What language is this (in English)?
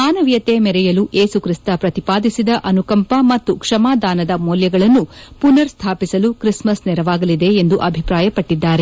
Kannada